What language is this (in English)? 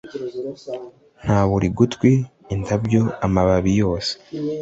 Kinyarwanda